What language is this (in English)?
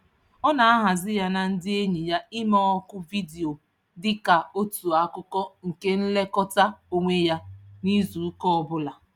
Igbo